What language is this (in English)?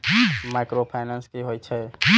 Maithili